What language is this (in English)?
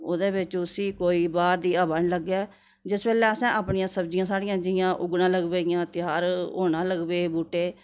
Dogri